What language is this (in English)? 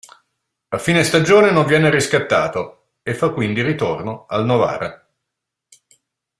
Italian